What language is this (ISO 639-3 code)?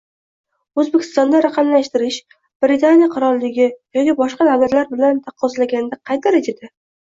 uzb